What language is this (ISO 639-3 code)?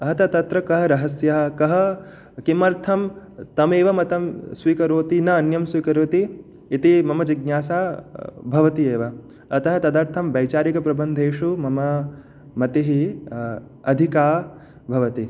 san